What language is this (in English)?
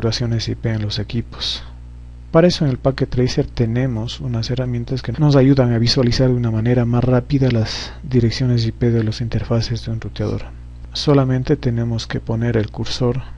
Spanish